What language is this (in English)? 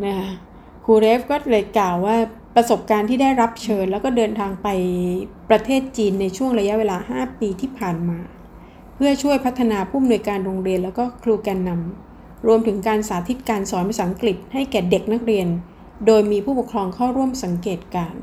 Thai